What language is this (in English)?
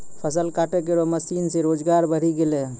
Maithili